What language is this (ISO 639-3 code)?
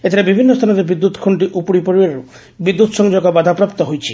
ori